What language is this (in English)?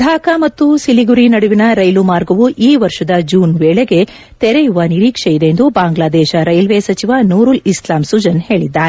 Kannada